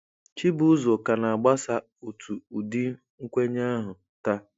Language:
Igbo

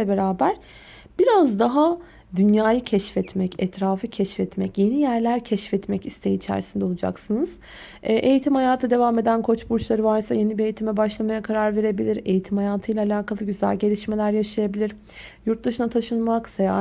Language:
Turkish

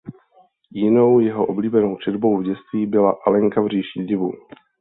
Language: Czech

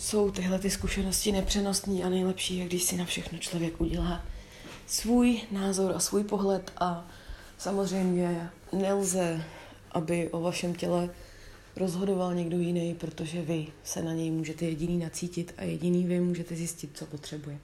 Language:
Czech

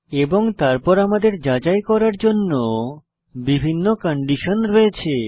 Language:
Bangla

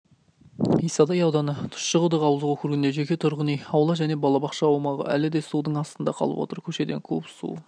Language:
Kazakh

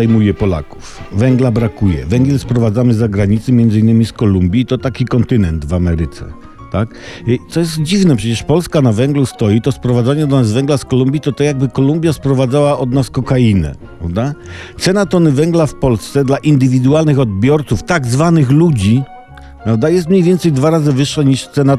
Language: Polish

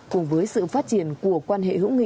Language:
Vietnamese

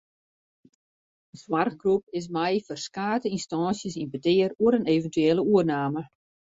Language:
Western Frisian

